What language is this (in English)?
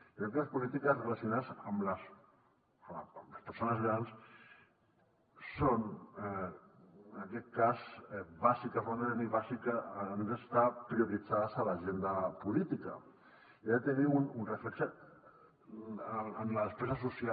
Catalan